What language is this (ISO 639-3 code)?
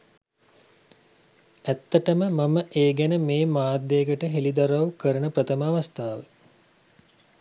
sin